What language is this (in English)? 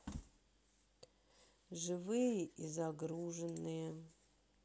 Russian